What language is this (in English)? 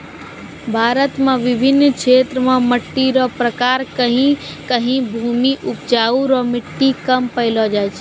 Maithili